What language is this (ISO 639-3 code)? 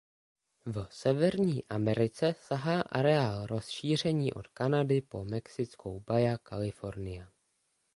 ces